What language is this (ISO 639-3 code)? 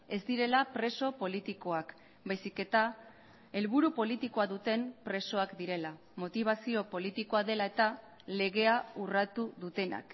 eus